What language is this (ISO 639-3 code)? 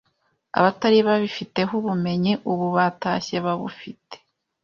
kin